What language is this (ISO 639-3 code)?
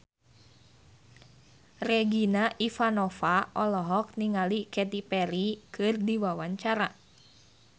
sun